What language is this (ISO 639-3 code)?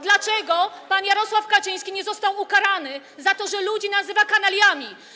pol